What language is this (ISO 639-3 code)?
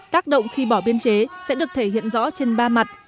vie